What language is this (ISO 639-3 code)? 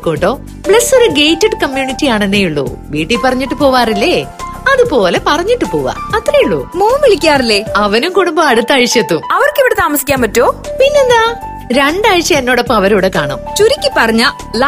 mal